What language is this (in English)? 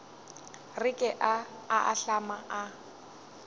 Northern Sotho